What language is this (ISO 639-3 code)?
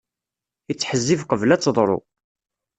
kab